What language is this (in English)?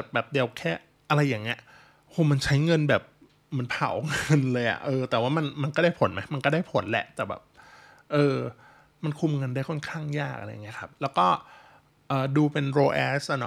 Thai